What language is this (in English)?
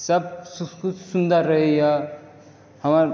Maithili